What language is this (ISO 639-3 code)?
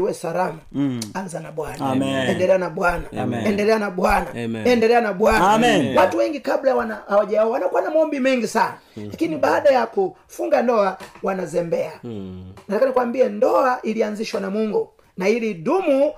swa